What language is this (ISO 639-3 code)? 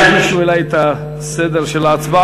heb